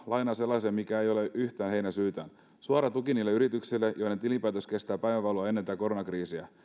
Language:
Finnish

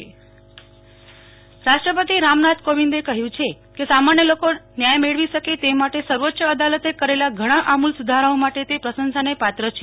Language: Gujarati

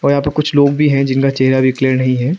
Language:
Hindi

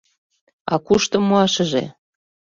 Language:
Mari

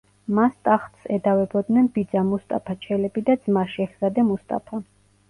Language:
Georgian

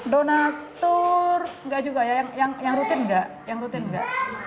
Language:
Indonesian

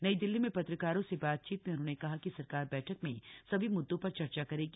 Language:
Hindi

